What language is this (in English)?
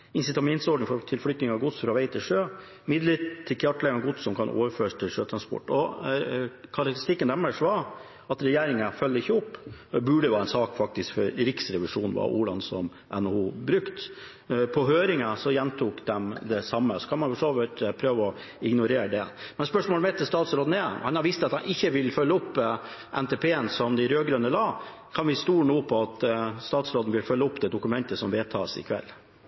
Norwegian Bokmål